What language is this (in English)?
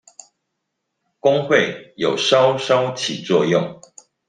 Chinese